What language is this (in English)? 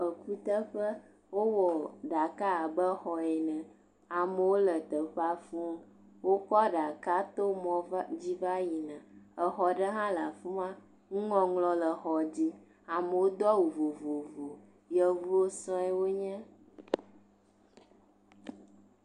Ewe